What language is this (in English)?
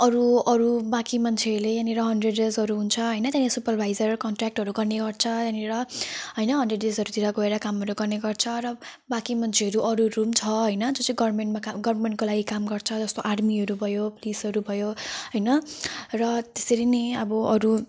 Nepali